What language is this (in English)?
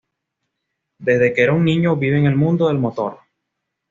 Spanish